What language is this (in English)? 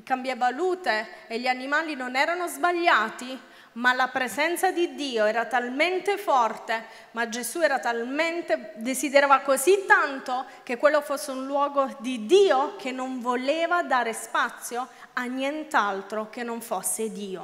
Italian